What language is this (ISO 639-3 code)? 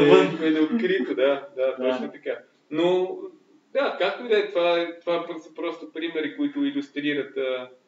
bul